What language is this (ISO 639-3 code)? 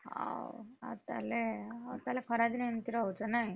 ori